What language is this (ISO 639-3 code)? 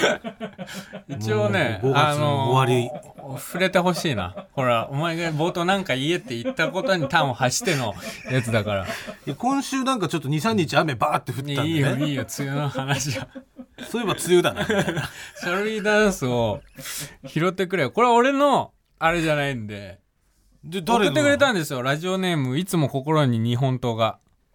jpn